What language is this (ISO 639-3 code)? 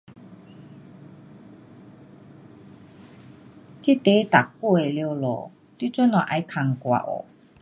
cpx